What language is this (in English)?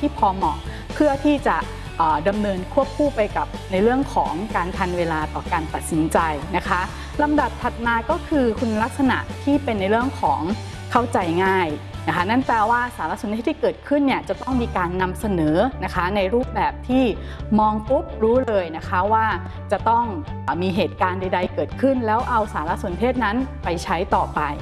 Thai